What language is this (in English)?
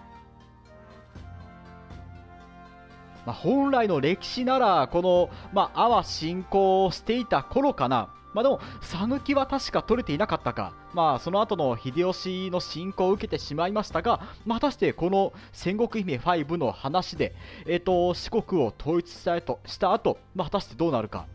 Japanese